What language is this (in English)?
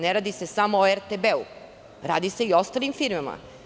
Serbian